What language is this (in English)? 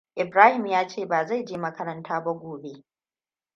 Hausa